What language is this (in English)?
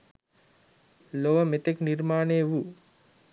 Sinhala